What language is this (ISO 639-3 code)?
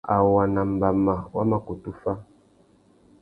bag